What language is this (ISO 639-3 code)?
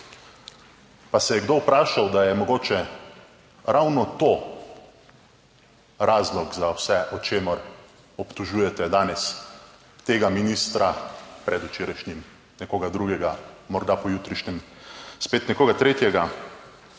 slv